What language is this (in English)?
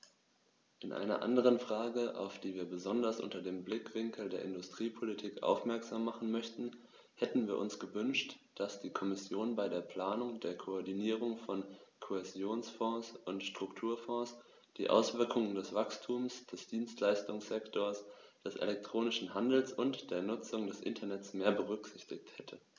German